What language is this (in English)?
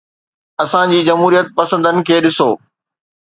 Sindhi